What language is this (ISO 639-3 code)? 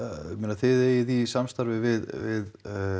isl